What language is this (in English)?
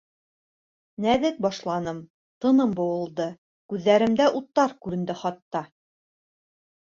Bashkir